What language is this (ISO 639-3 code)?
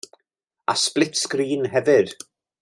cym